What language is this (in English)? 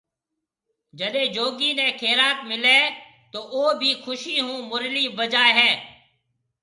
Marwari (Pakistan)